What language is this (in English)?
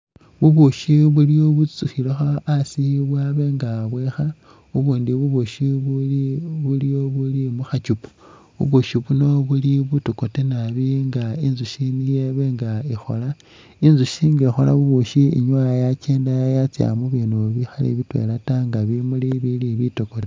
Masaaba